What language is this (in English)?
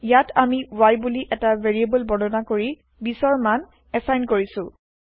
Assamese